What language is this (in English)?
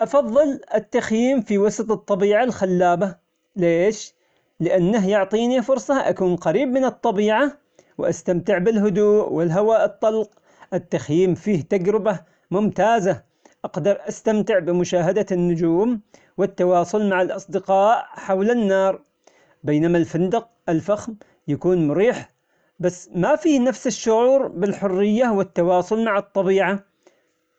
Omani Arabic